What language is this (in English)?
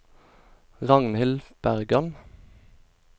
Norwegian